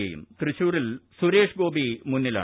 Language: Malayalam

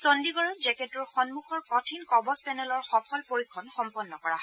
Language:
Assamese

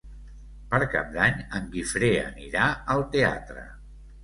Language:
Catalan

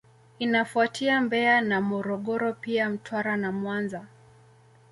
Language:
Swahili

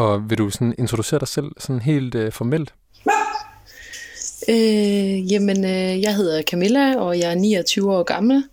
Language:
Danish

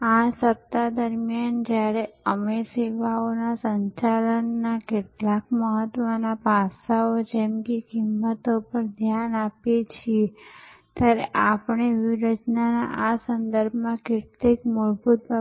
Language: Gujarati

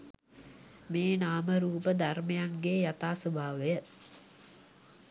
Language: Sinhala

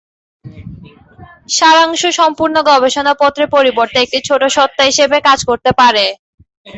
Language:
Bangla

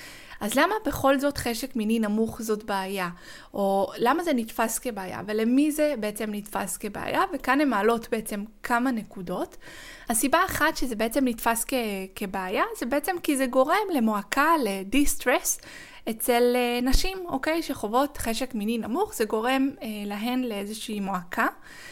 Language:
Hebrew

